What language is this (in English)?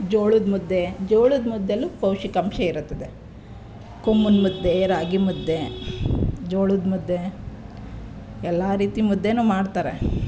Kannada